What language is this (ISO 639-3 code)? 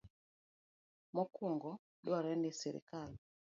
luo